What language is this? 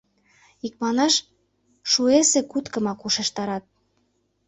Mari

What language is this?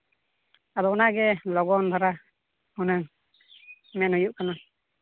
Santali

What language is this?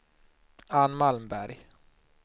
Swedish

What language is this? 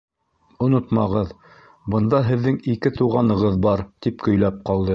Bashkir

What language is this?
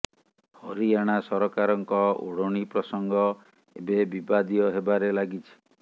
Odia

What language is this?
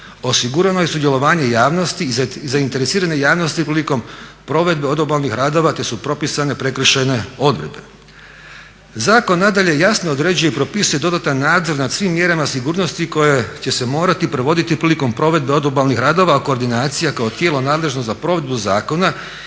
Croatian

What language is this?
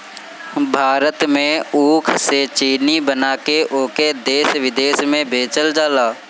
Bhojpuri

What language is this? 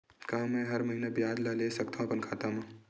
Chhattisgarhi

